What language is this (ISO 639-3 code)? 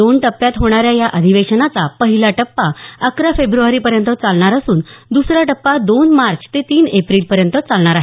mar